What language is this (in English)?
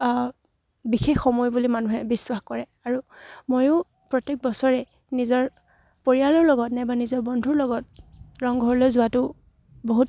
Assamese